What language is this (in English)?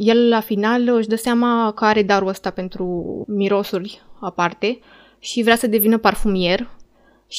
Romanian